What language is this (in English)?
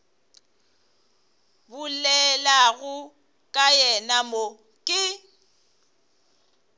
Northern Sotho